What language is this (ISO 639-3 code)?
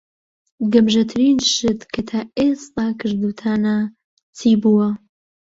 ckb